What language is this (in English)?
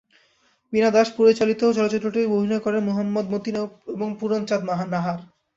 Bangla